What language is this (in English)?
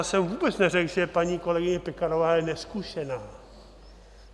Czech